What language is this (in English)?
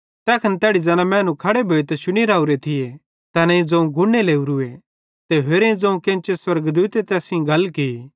Bhadrawahi